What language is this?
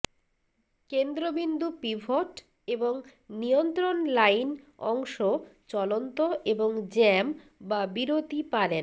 Bangla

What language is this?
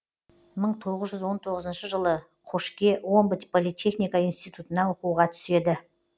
Kazakh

